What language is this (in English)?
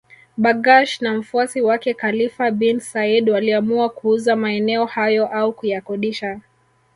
Swahili